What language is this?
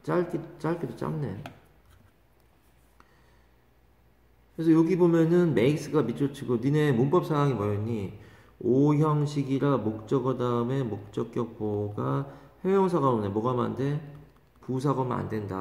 Korean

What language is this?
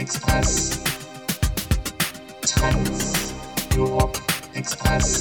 French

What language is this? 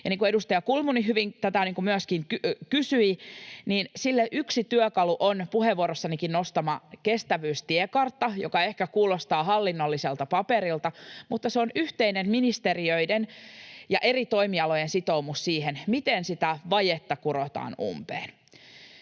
Finnish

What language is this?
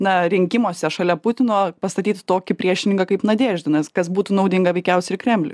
Lithuanian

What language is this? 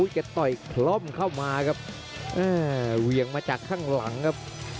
Thai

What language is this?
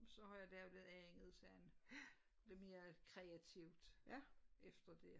Danish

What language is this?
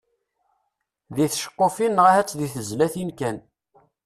Kabyle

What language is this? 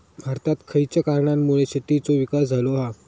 Marathi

